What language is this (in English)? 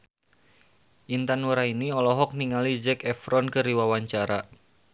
Sundanese